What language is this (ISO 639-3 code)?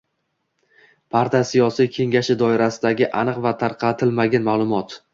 uzb